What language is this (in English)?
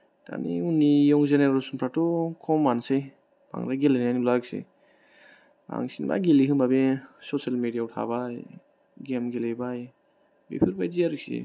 Bodo